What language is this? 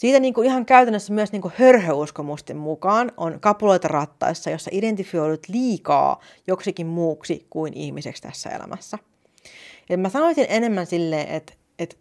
Finnish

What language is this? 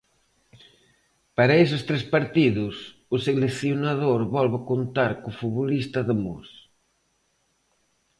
Galician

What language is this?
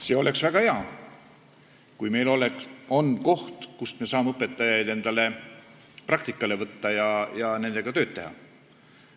Estonian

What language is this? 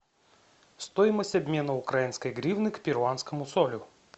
Russian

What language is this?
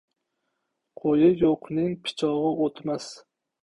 Uzbek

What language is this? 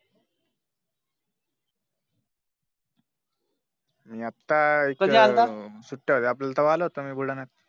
Marathi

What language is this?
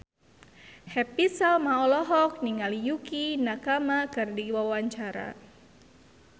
Sundanese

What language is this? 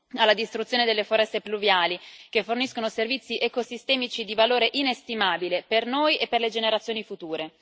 Italian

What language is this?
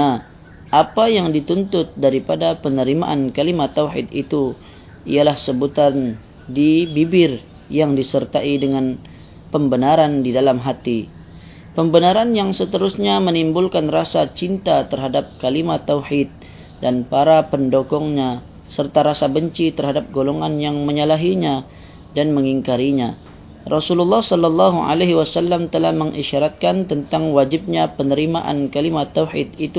Malay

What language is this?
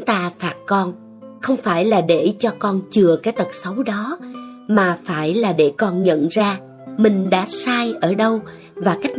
Vietnamese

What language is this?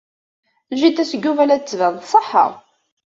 Kabyle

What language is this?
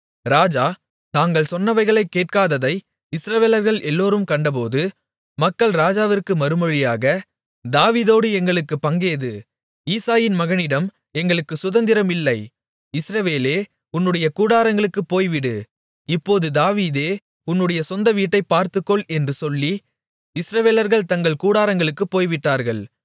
Tamil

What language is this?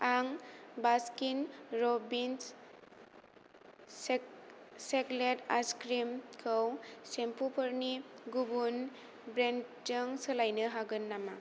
Bodo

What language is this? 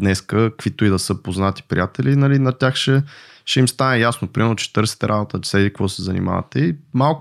Bulgarian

